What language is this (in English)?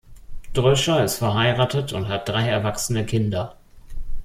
German